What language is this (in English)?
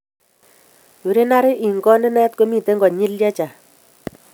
Kalenjin